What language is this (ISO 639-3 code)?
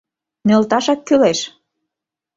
chm